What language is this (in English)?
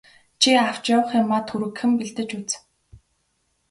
Mongolian